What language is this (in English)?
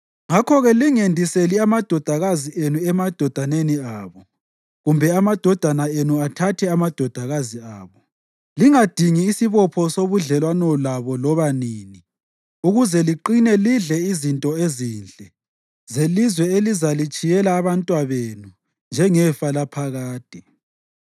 North Ndebele